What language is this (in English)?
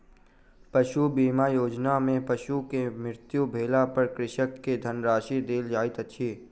Maithili